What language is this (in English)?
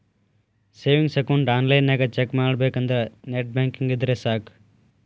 Kannada